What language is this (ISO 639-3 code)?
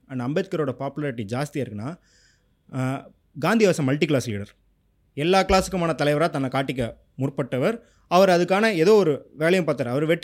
tam